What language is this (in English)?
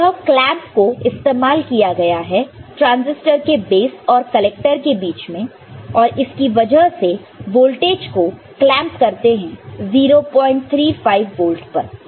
Hindi